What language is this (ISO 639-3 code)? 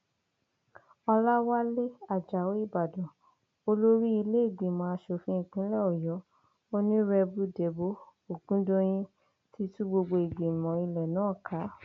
yor